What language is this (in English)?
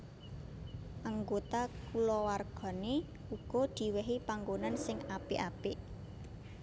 Javanese